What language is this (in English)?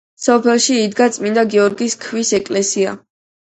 Georgian